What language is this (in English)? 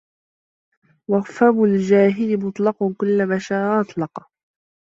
Arabic